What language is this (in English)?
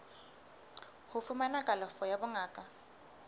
Southern Sotho